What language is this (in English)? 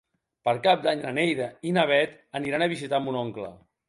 Catalan